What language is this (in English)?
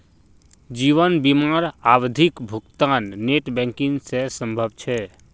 Magahi